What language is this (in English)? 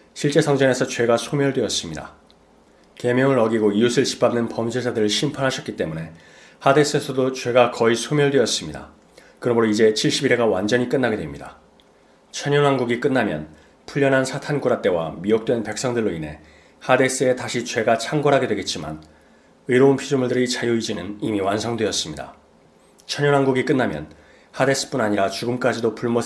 Korean